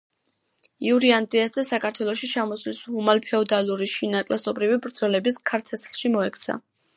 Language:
Georgian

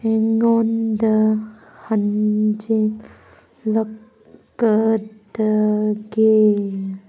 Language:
Manipuri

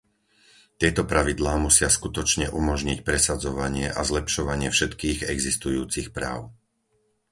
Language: Slovak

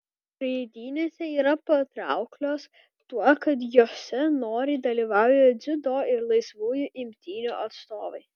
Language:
Lithuanian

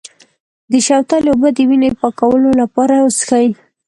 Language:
Pashto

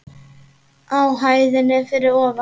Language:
Icelandic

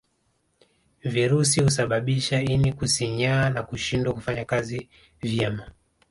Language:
Swahili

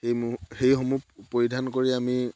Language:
Assamese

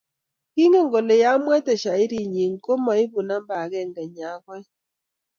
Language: Kalenjin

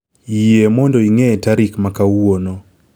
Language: Luo (Kenya and Tanzania)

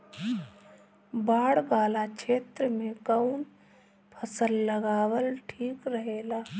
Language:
Bhojpuri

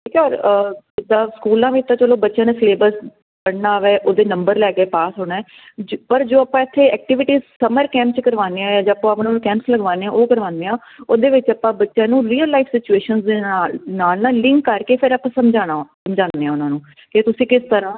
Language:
Punjabi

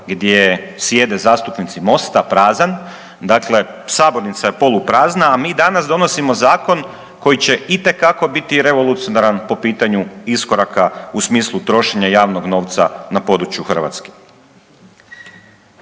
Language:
Croatian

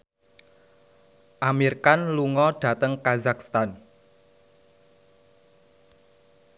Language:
Javanese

